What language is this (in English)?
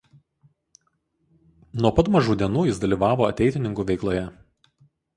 Lithuanian